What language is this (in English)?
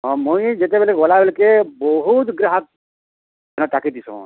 Odia